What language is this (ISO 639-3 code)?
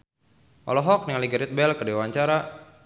sun